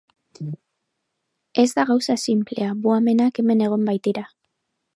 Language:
Basque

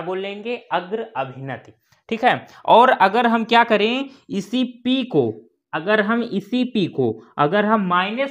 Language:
Hindi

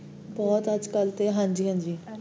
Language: Punjabi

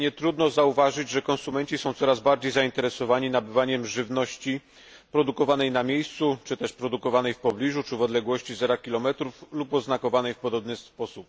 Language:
Polish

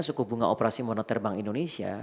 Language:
Indonesian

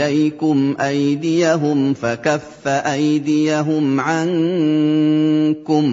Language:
Arabic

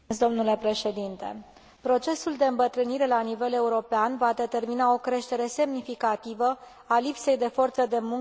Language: Romanian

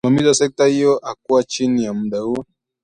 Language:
Swahili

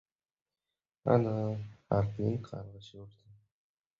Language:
Uzbek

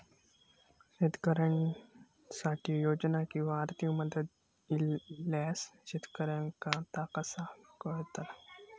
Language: Marathi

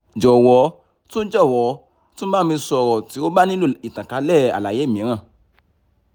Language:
Yoruba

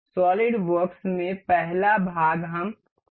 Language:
Hindi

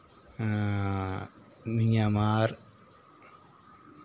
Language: Dogri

